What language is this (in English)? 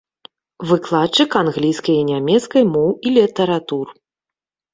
Belarusian